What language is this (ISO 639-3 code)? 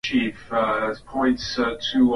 swa